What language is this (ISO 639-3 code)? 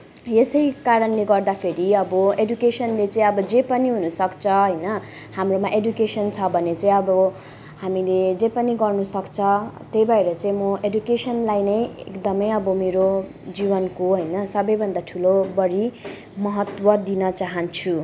nep